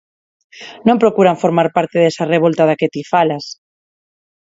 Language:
Galician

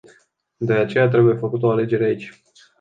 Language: Romanian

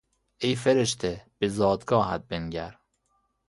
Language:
Persian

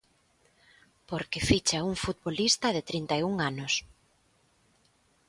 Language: Galician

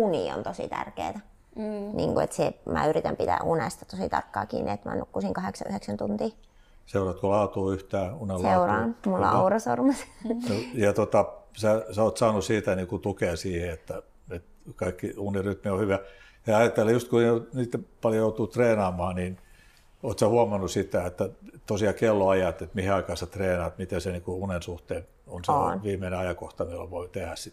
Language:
Finnish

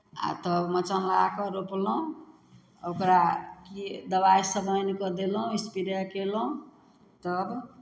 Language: Maithili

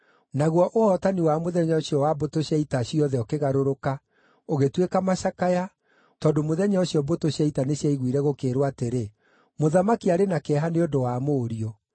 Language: Kikuyu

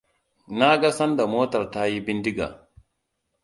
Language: Hausa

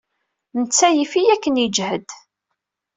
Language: Kabyle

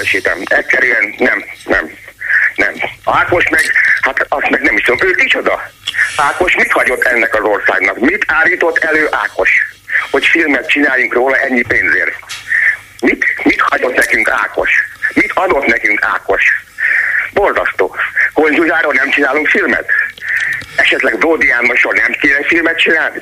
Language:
Hungarian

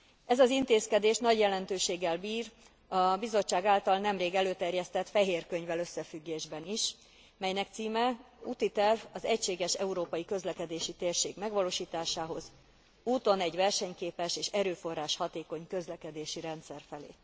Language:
Hungarian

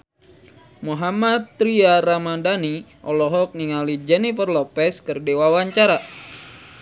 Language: Sundanese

